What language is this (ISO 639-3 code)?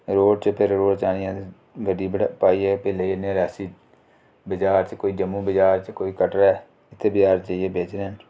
doi